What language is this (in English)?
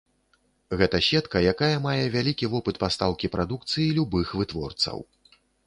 Belarusian